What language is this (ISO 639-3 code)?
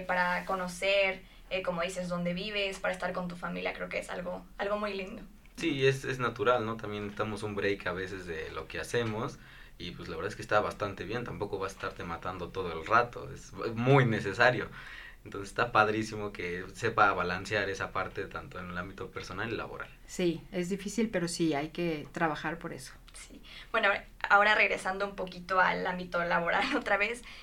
spa